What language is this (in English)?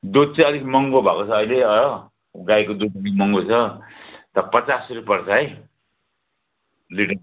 Nepali